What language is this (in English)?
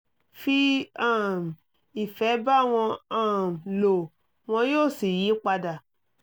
Yoruba